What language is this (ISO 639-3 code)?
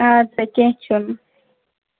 kas